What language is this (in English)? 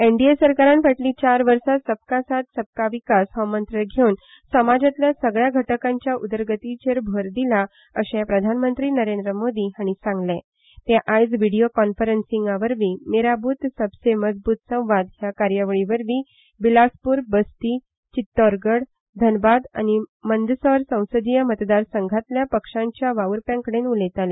Konkani